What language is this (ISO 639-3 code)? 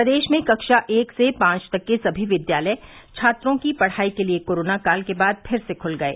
hin